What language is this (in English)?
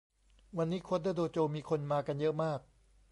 Thai